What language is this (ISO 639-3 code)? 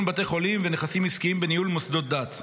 heb